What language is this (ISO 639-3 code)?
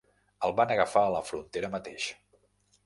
cat